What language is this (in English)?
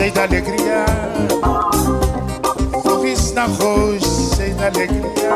Portuguese